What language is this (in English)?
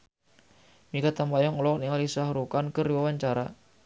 Sundanese